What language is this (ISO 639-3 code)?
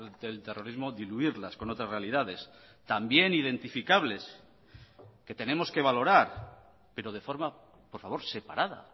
spa